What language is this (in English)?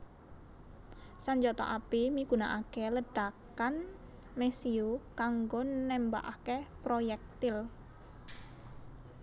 Javanese